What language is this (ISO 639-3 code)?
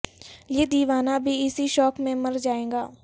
urd